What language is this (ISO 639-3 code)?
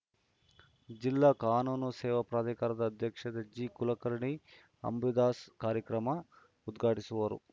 kan